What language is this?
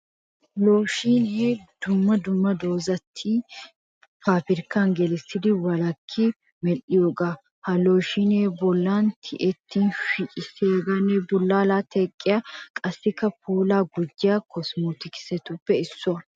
Wolaytta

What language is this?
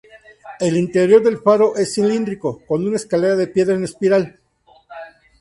Spanish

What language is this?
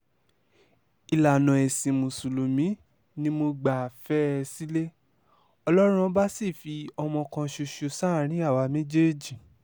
Yoruba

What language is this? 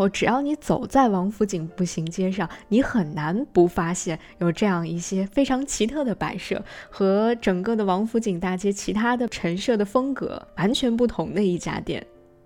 Chinese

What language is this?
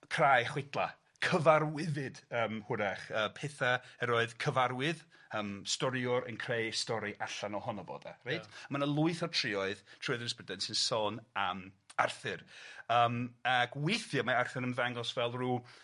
Welsh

